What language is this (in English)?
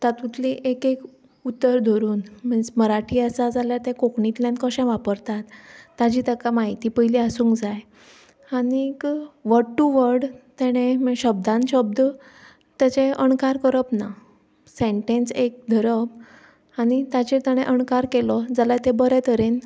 Konkani